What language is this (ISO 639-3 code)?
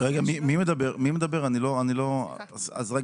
heb